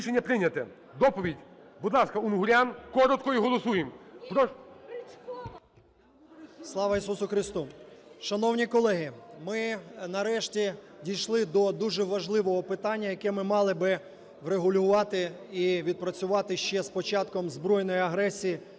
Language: Ukrainian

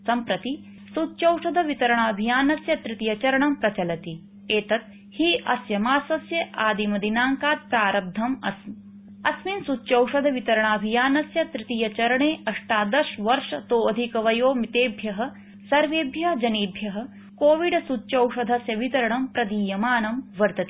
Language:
Sanskrit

